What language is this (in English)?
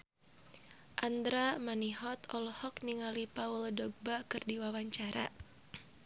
Sundanese